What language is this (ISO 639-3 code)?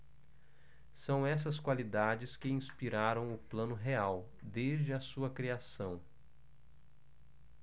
por